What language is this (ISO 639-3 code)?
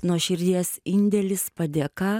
lit